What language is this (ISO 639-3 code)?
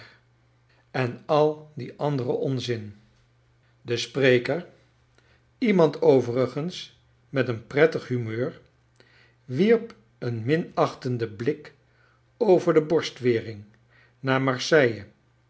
nld